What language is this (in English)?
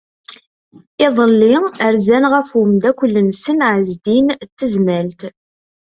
Kabyle